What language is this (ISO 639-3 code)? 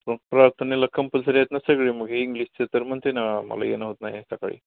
mar